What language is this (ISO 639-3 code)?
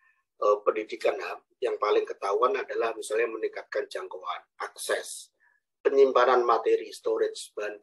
ind